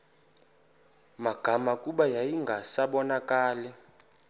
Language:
Xhosa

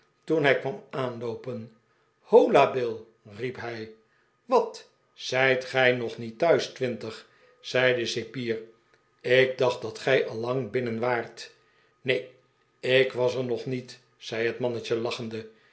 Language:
Dutch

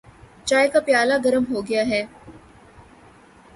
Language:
Urdu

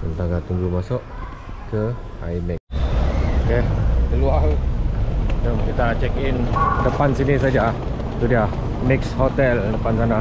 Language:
Malay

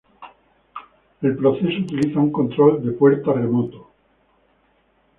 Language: Spanish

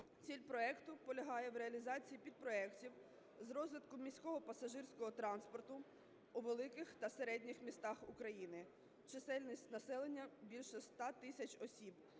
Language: Ukrainian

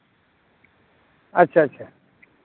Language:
Santali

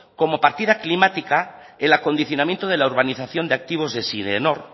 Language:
Spanish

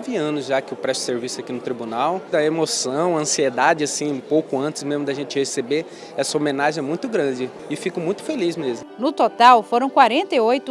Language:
Portuguese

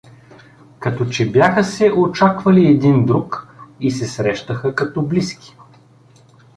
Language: Bulgarian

